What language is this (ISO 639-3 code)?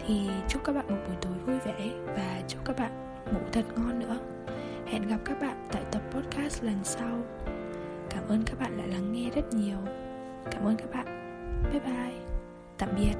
vie